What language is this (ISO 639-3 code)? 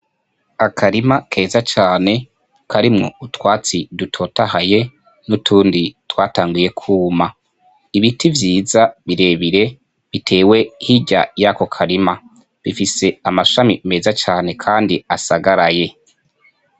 run